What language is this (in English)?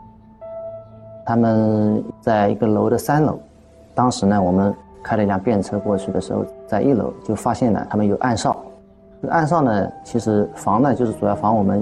Chinese